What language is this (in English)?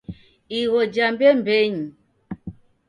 Taita